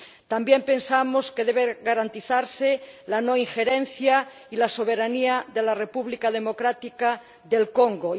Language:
Spanish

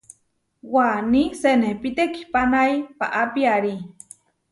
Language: Huarijio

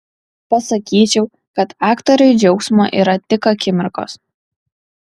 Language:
Lithuanian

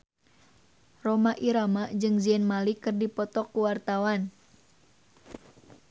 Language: Sundanese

